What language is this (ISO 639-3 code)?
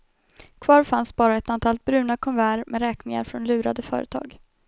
swe